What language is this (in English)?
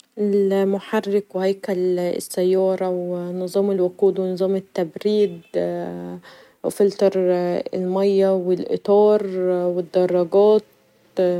Egyptian Arabic